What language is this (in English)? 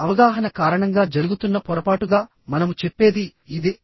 Telugu